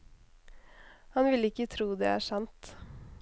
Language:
Norwegian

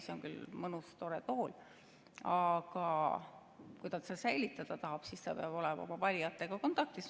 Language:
Estonian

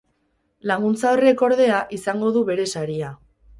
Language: Basque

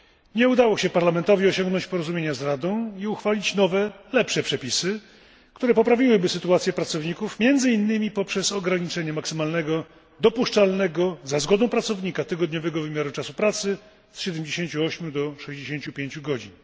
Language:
Polish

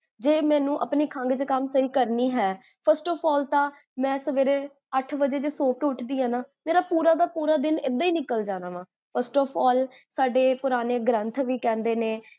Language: Punjabi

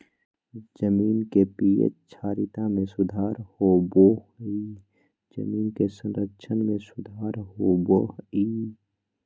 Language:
Magahi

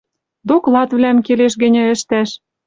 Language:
Western Mari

